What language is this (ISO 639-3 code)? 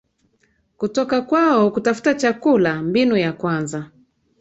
swa